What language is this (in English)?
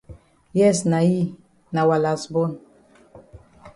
Cameroon Pidgin